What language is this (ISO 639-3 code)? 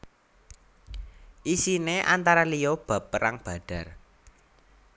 jav